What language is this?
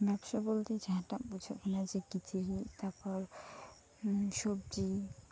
Santali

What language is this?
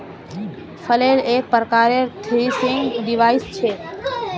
Magahi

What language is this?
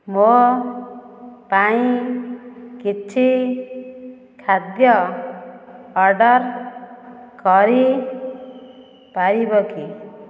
Odia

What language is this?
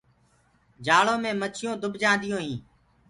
Gurgula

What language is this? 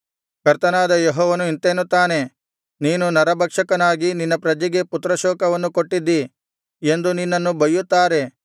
Kannada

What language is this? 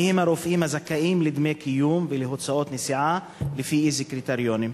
Hebrew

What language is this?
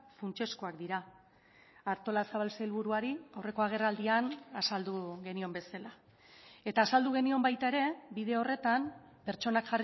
Basque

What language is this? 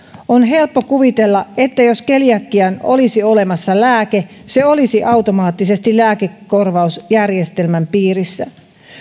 Finnish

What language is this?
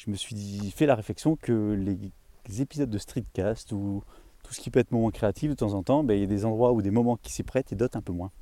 French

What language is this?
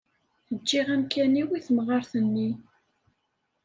Kabyle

